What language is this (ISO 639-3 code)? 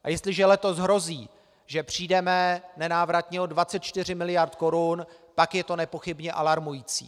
ces